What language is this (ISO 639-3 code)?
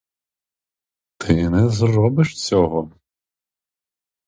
ukr